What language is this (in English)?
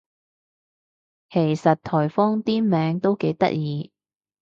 Cantonese